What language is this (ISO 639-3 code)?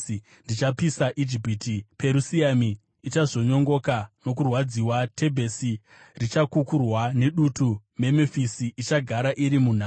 sna